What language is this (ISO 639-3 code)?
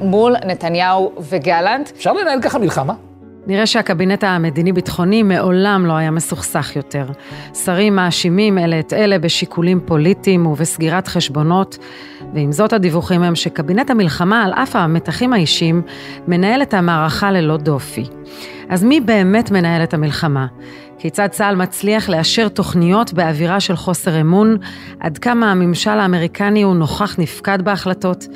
heb